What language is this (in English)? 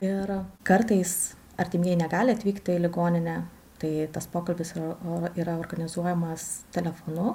Lithuanian